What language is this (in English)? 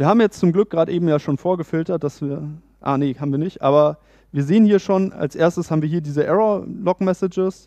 German